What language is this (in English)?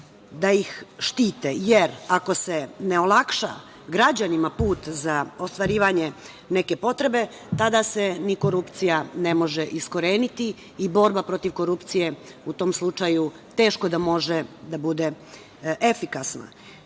Serbian